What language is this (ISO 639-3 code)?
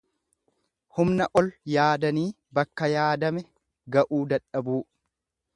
orm